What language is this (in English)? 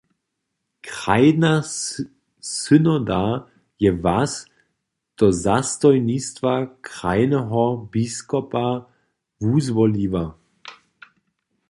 Upper Sorbian